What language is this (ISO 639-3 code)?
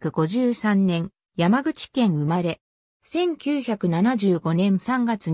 jpn